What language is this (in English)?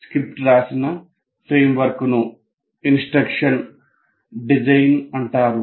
Telugu